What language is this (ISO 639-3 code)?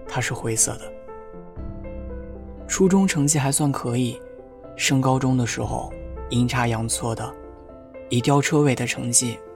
zho